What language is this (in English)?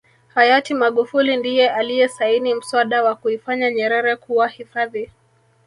Swahili